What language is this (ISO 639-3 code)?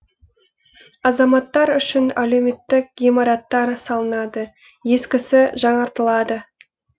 kaz